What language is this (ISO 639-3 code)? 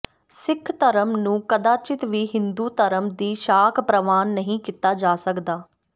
pan